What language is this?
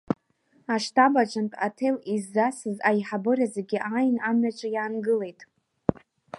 Abkhazian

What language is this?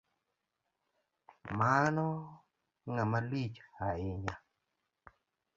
Luo (Kenya and Tanzania)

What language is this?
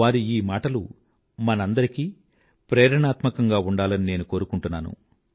Telugu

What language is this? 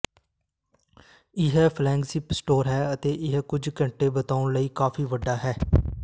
Punjabi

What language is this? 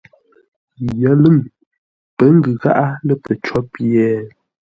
Ngombale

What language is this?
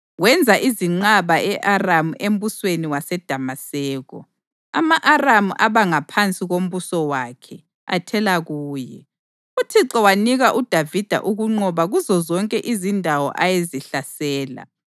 North Ndebele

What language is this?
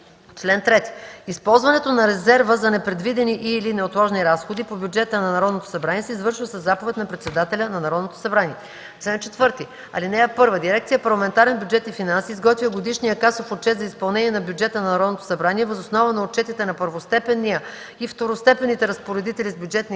Bulgarian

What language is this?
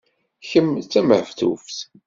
Kabyle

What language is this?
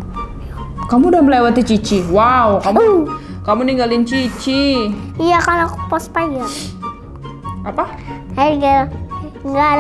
Indonesian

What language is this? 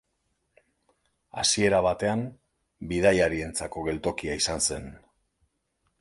Basque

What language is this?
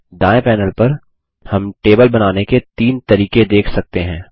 Hindi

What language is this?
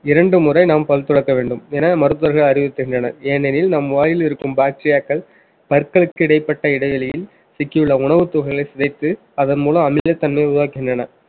Tamil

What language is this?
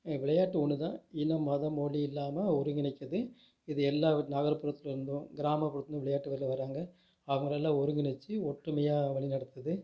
Tamil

